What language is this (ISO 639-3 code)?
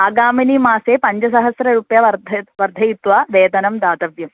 san